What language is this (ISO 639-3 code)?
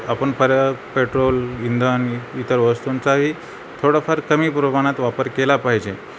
mar